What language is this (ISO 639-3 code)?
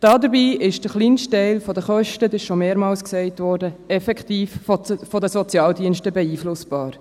gsw